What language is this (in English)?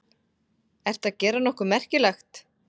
Icelandic